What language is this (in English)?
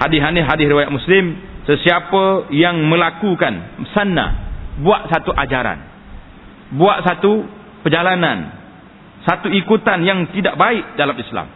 Malay